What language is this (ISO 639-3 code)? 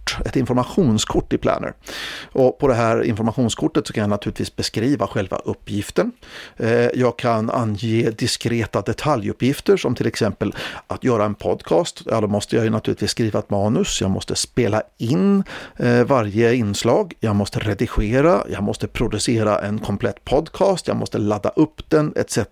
swe